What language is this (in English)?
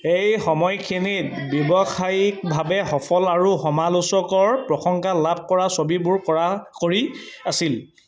Assamese